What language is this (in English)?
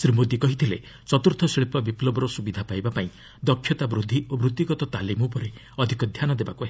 Odia